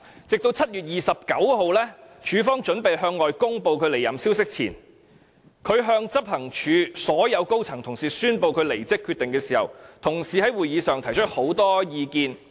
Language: Cantonese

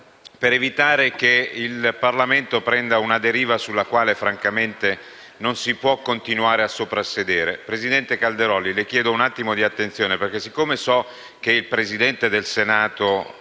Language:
Italian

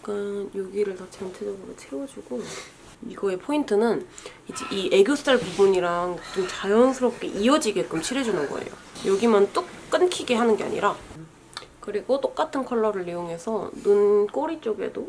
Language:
Korean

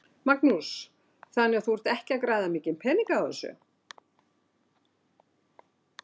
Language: Icelandic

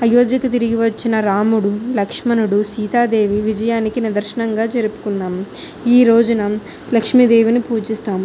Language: Telugu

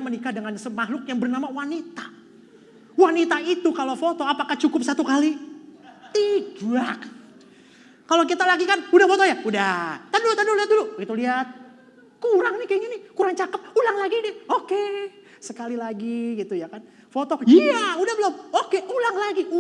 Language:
Indonesian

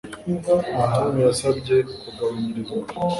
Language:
Kinyarwanda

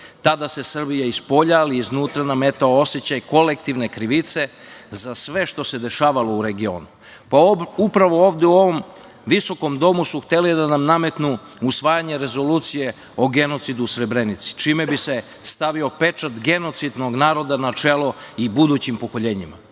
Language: Serbian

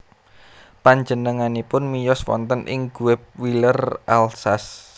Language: Javanese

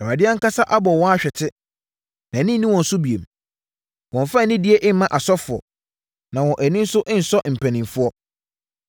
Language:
Akan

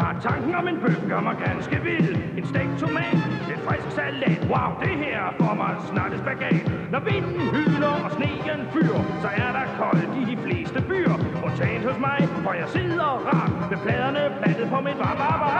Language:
Danish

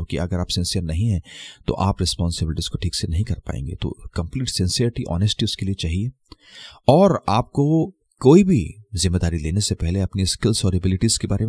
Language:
Hindi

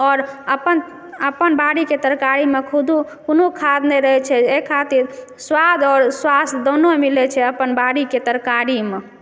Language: Maithili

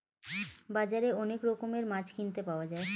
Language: Bangla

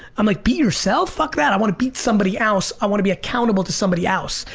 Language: English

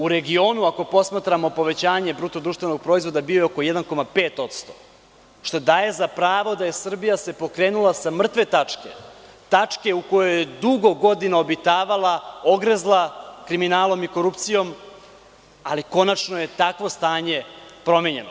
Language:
Serbian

